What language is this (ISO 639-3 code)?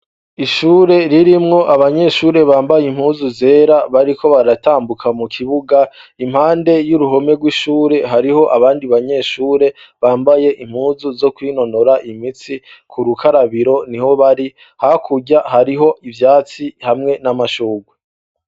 run